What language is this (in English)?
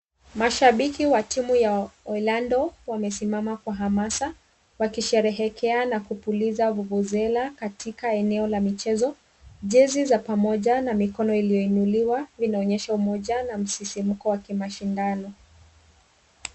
Swahili